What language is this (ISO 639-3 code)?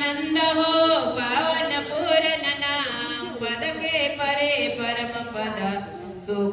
ara